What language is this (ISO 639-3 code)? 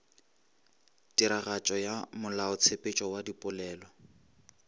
nso